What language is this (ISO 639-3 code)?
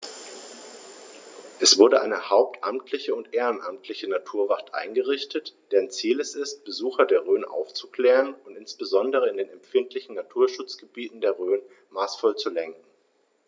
deu